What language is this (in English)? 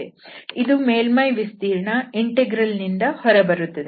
Kannada